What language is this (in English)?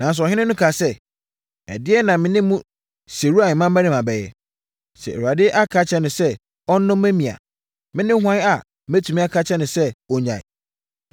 Akan